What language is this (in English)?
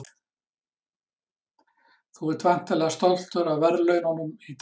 Icelandic